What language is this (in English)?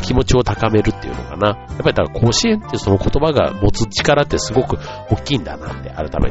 Japanese